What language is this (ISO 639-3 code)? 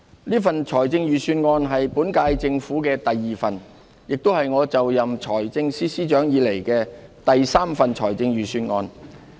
yue